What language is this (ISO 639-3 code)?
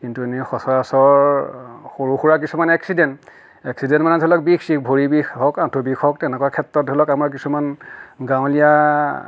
asm